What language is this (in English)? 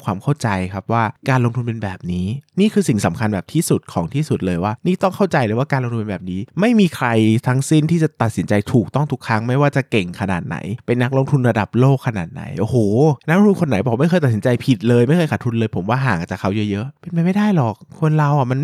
Thai